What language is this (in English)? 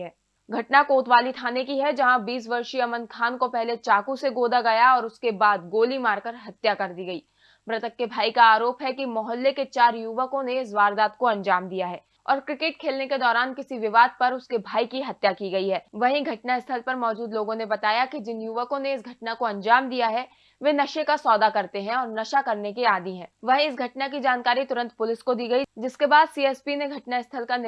Hindi